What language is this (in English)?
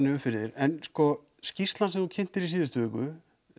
Icelandic